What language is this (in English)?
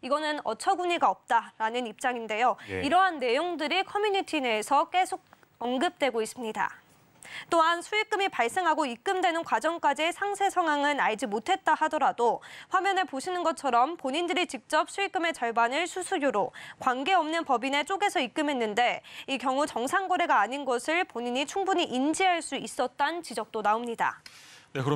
Korean